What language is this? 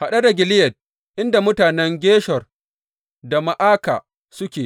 Hausa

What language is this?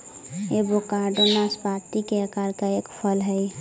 Magahi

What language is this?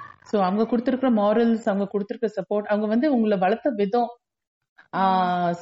Tamil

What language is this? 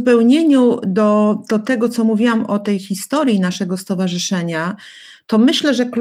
Polish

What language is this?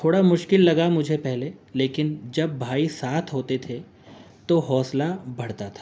Urdu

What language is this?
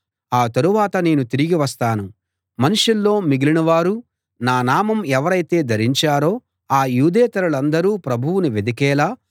Telugu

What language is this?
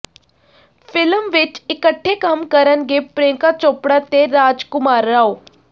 Punjabi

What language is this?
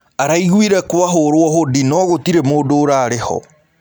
Kikuyu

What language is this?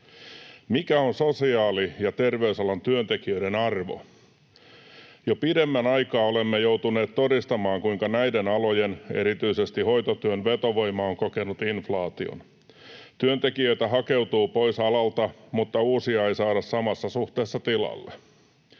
Finnish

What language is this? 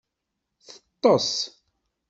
Kabyle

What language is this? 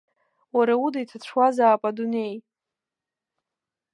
Abkhazian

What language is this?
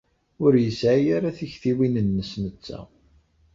Kabyle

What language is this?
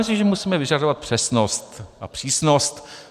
Czech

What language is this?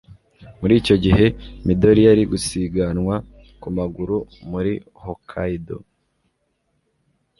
Kinyarwanda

